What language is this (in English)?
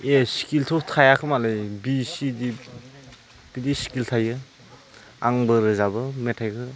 Bodo